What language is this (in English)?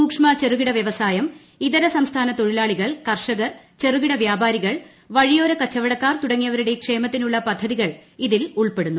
Malayalam